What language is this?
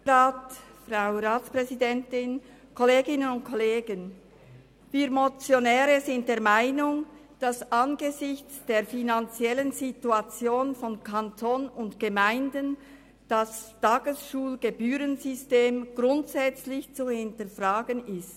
Swiss German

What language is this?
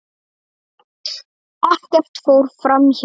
Icelandic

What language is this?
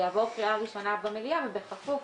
Hebrew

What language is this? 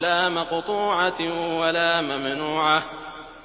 Arabic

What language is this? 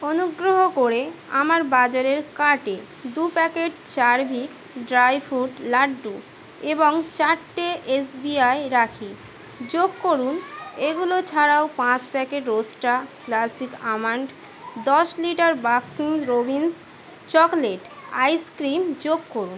Bangla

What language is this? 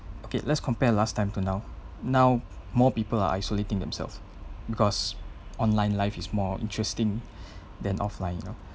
English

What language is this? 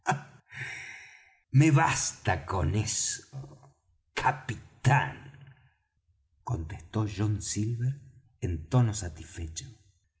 Spanish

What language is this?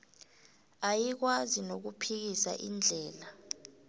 South Ndebele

